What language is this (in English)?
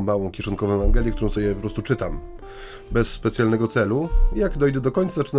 Polish